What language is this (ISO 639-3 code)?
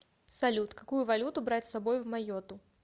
rus